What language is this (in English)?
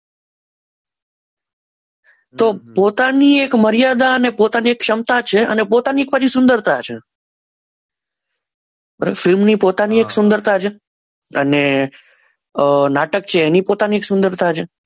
Gujarati